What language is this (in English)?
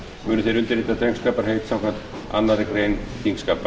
Icelandic